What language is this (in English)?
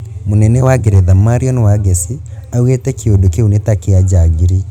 Kikuyu